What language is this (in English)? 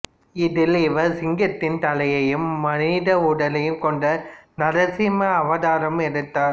Tamil